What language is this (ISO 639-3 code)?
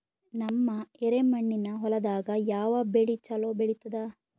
kan